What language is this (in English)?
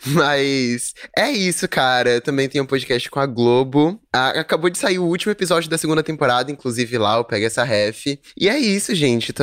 Portuguese